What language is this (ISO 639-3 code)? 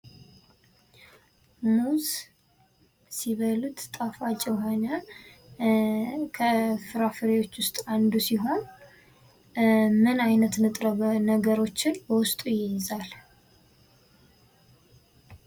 amh